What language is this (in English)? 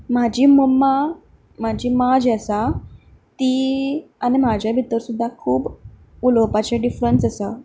Konkani